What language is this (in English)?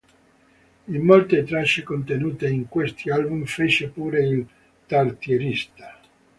Italian